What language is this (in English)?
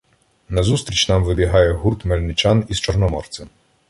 Ukrainian